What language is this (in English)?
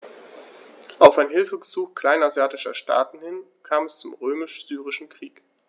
German